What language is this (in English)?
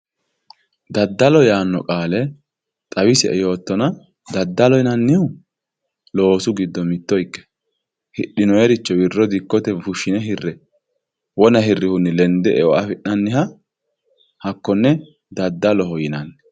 Sidamo